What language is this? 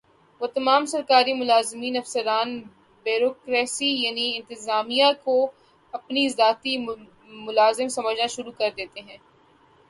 Urdu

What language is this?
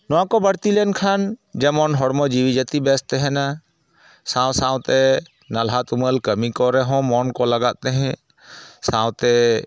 Santali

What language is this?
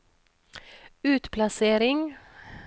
Norwegian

